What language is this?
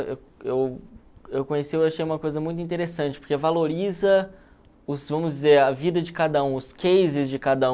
Portuguese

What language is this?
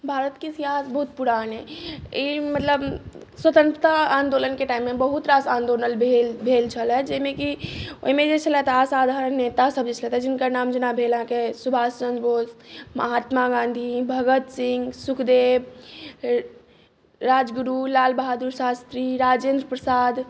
Maithili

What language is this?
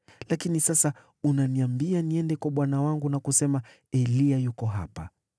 Swahili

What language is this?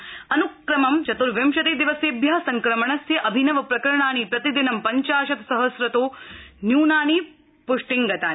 Sanskrit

